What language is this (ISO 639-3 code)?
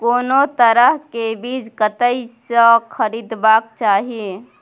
mai